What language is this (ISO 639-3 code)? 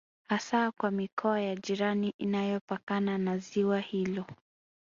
swa